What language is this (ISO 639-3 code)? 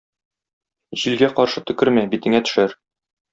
tat